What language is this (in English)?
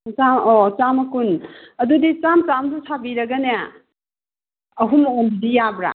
Manipuri